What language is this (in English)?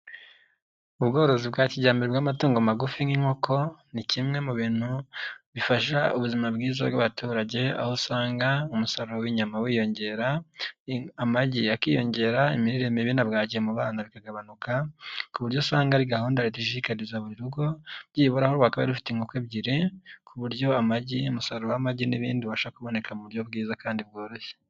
Kinyarwanda